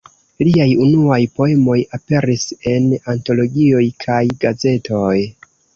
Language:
Esperanto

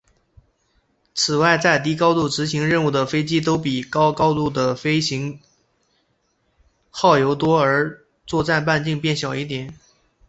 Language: Chinese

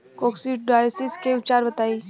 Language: Bhojpuri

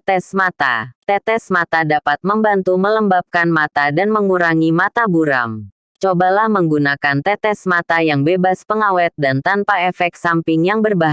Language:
Indonesian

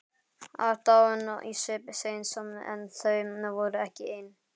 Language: Icelandic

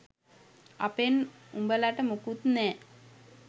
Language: Sinhala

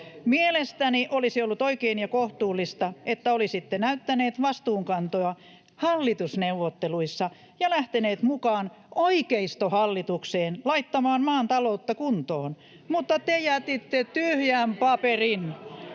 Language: Finnish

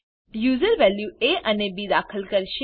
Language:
Gujarati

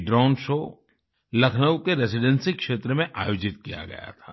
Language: Hindi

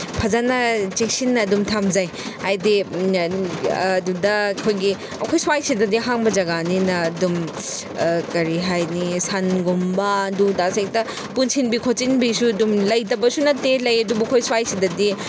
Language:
Manipuri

